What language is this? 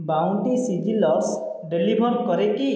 Odia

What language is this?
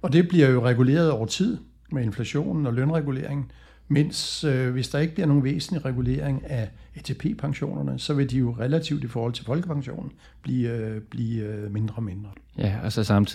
Danish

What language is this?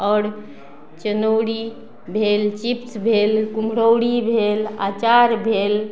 Maithili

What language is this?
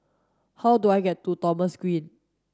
English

